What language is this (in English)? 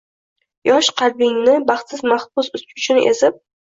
Uzbek